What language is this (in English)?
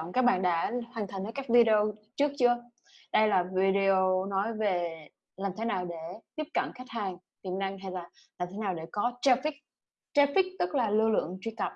Vietnamese